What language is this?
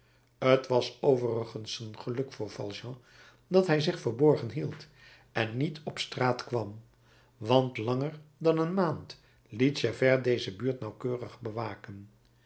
Dutch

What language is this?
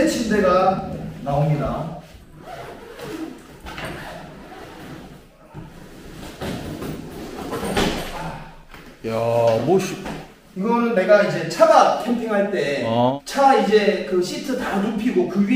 Korean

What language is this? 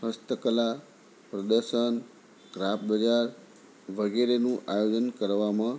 Gujarati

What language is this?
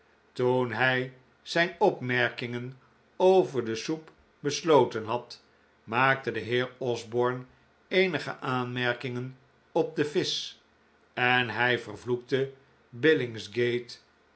Dutch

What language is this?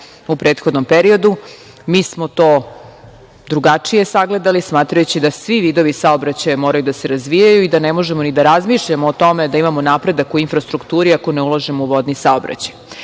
Serbian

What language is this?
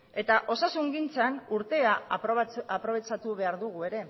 Basque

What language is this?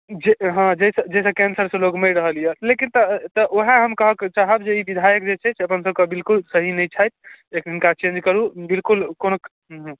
Maithili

